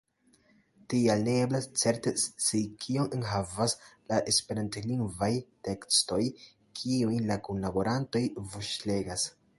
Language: Esperanto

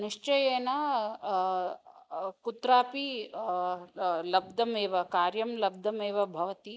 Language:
Sanskrit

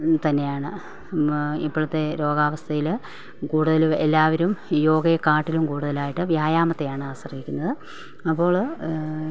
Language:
Malayalam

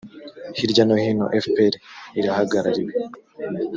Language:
Kinyarwanda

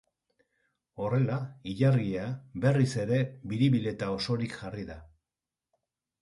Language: Basque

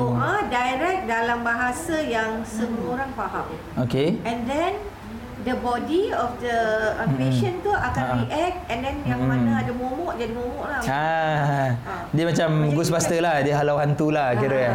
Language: Malay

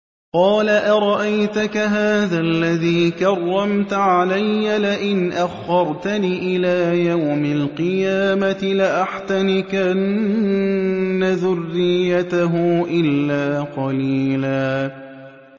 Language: Arabic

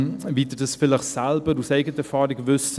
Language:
Swiss German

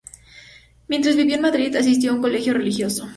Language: Spanish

